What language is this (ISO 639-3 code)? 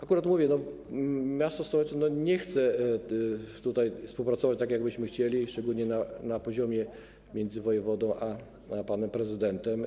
pol